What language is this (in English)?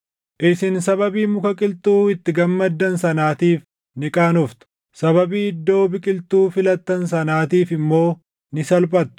Oromo